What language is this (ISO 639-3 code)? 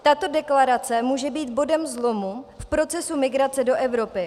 ces